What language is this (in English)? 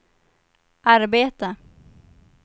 Swedish